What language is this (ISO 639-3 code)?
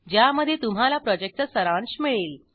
mar